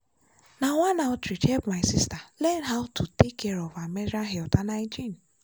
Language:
Nigerian Pidgin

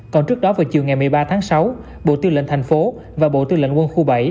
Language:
Vietnamese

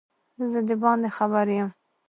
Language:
Pashto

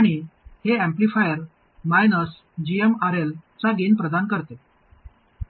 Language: Marathi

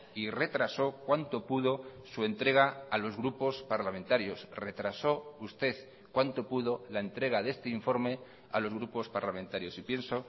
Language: Spanish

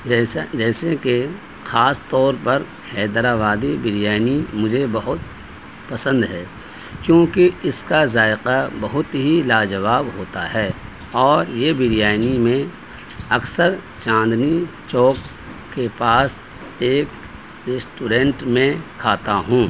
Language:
Urdu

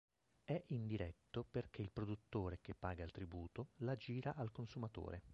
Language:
Italian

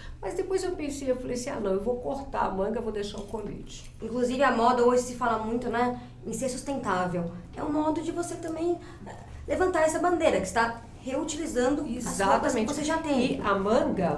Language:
Portuguese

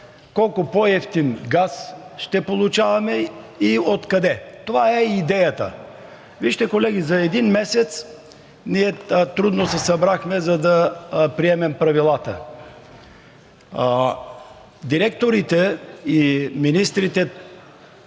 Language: Bulgarian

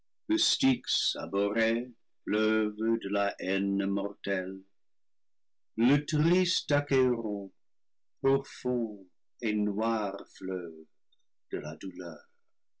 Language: French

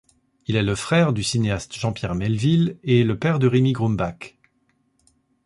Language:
French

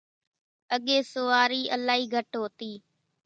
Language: Kachi Koli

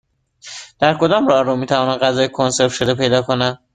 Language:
Persian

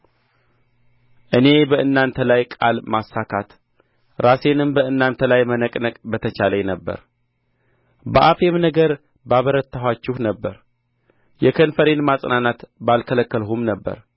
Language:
Amharic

